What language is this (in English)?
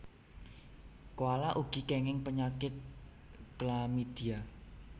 Javanese